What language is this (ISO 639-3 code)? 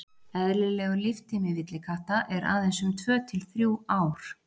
isl